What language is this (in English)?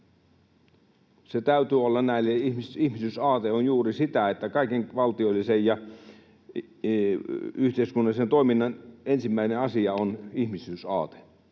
Finnish